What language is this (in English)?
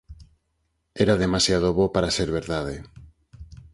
Galician